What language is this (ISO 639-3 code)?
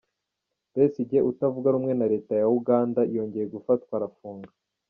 kin